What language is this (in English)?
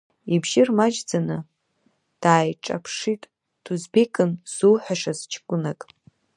Abkhazian